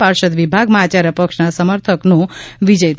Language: Gujarati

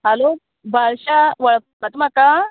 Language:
Konkani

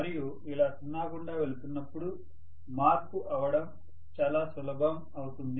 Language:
Telugu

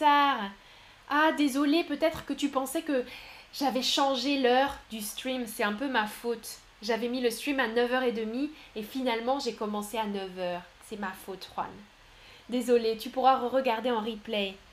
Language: French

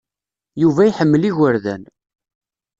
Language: Kabyle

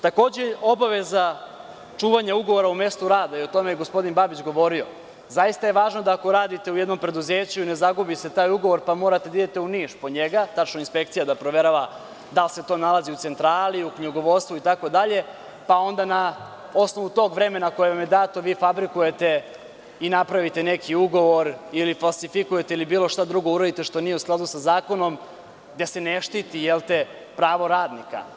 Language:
Serbian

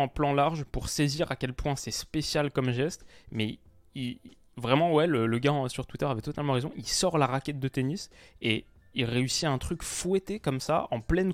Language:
French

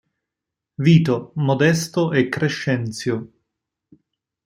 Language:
Italian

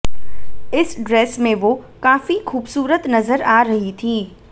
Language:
Hindi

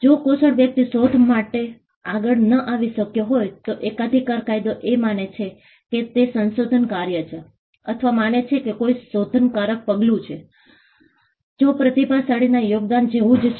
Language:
Gujarati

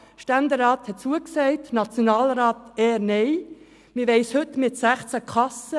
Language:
Swiss German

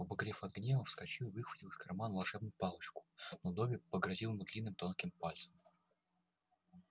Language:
Russian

